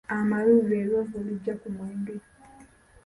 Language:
Ganda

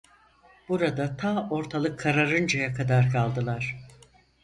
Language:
Turkish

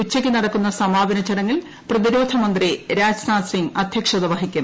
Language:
Malayalam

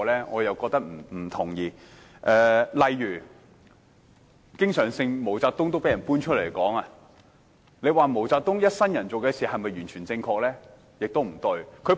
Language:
Cantonese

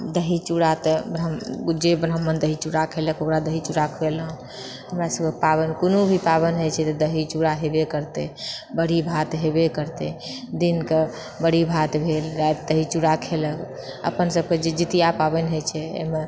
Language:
Maithili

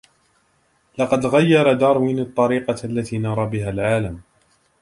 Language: Arabic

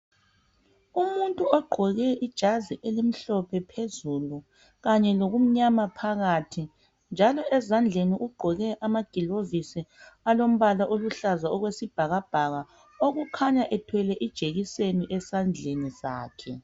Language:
North Ndebele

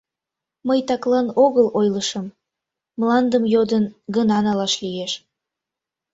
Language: Mari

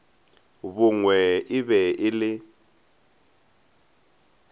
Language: Northern Sotho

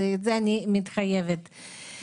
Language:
Hebrew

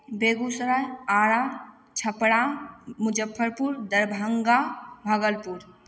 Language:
Maithili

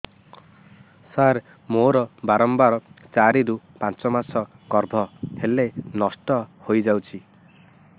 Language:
Odia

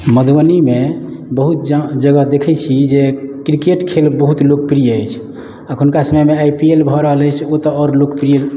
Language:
Maithili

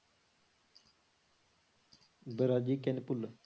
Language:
Punjabi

